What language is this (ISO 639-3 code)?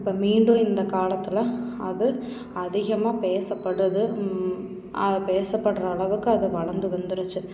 tam